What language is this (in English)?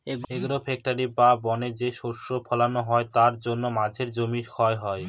Bangla